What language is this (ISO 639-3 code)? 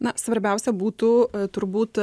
lit